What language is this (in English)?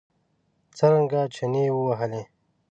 Pashto